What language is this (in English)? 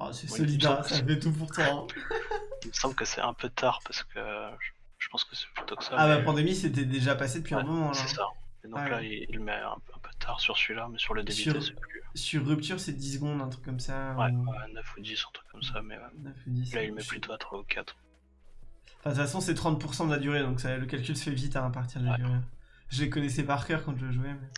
French